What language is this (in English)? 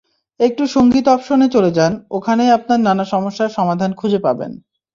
Bangla